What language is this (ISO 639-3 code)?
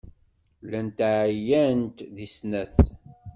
kab